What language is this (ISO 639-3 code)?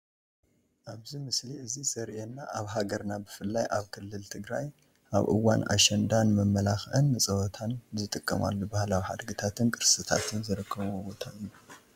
tir